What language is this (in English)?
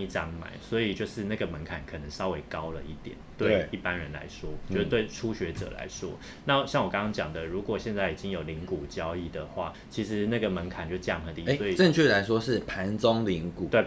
Chinese